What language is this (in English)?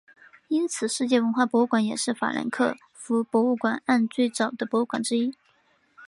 Chinese